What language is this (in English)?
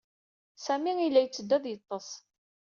Kabyle